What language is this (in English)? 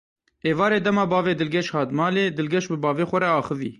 Kurdish